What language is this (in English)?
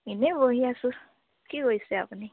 Assamese